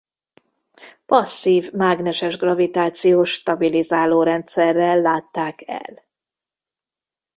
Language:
Hungarian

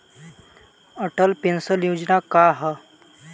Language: Bhojpuri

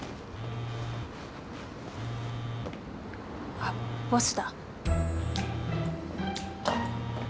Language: Japanese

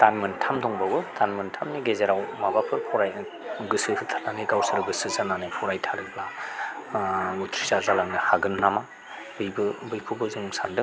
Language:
Bodo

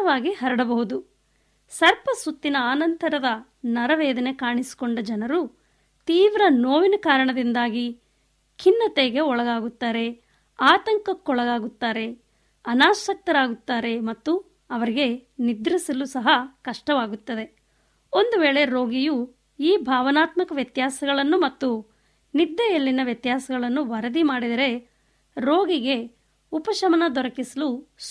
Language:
Kannada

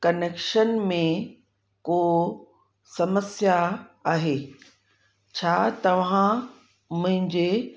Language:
Sindhi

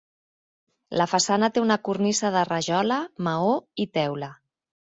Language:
Catalan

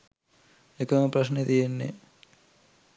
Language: Sinhala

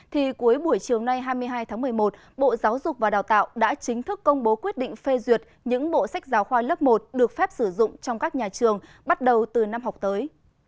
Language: Vietnamese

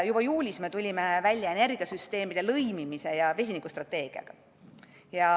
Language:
Estonian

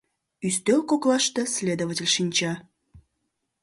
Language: Mari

